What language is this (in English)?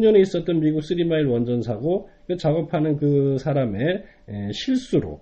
Korean